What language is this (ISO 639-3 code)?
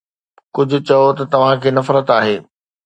snd